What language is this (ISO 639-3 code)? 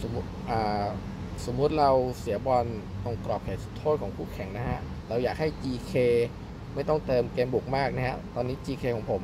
tha